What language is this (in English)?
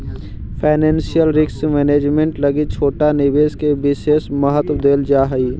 Magahi